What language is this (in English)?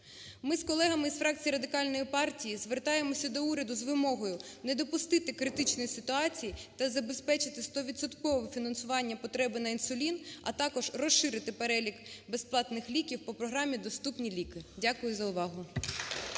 Ukrainian